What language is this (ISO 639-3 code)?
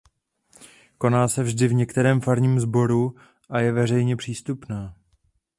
ces